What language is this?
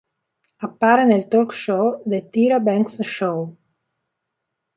Italian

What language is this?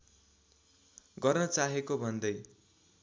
Nepali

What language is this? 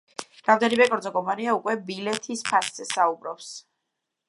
Georgian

